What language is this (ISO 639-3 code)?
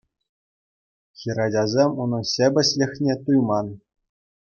chv